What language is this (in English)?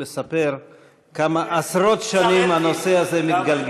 Hebrew